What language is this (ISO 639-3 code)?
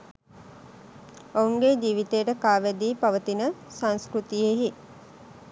sin